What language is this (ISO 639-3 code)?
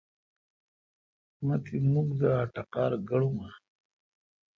xka